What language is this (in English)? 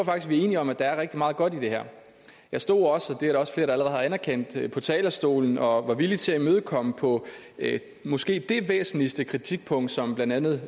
Danish